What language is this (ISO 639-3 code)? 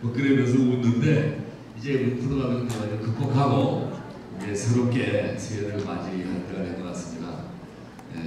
kor